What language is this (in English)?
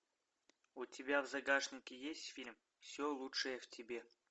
Russian